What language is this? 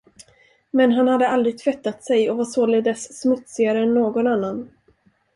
Swedish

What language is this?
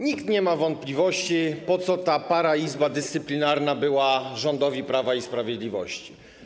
Polish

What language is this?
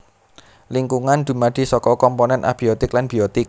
Javanese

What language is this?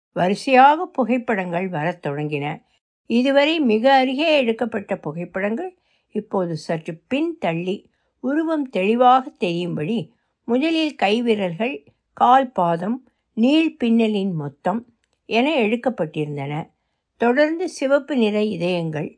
Tamil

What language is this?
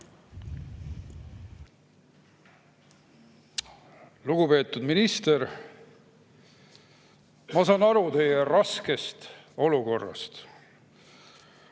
Estonian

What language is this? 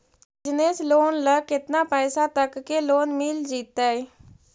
Magahi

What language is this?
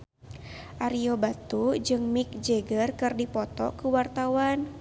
Sundanese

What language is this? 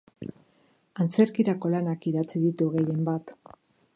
Basque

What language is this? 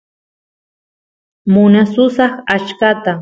Santiago del Estero Quichua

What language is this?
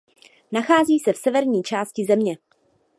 Czech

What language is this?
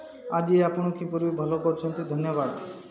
Odia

